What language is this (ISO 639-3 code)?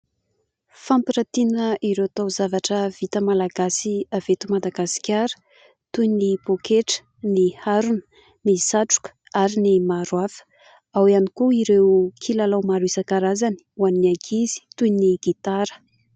mlg